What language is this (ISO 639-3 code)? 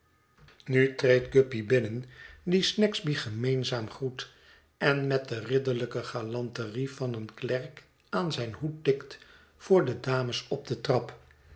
nld